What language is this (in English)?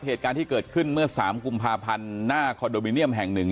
Thai